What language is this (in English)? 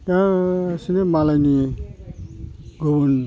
Bodo